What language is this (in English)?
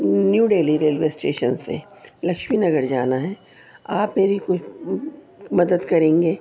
Urdu